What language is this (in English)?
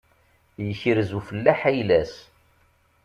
Kabyle